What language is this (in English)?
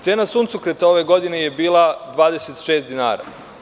Serbian